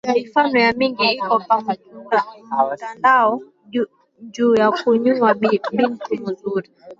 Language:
Swahili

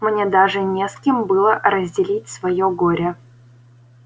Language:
Russian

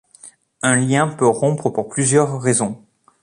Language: French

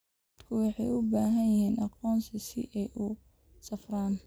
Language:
Somali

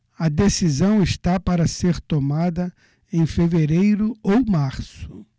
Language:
Portuguese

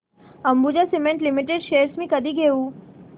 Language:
Marathi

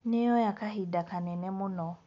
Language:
Kikuyu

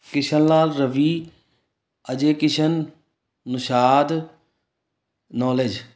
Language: Punjabi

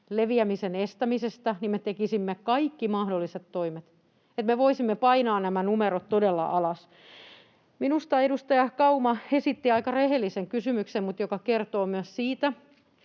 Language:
Finnish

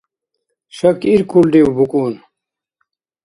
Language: Dargwa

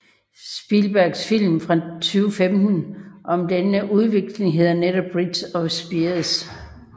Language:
Danish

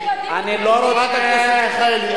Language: Hebrew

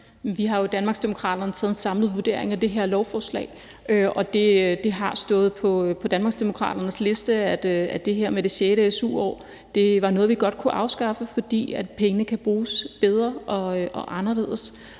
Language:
Danish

